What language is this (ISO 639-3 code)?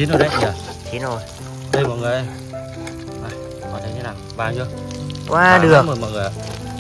vie